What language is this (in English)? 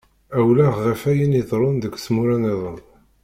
Kabyle